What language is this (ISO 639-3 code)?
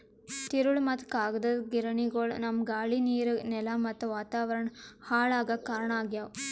kan